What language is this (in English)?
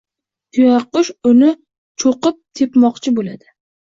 Uzbek